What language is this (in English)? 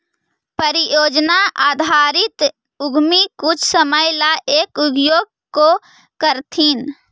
Magahi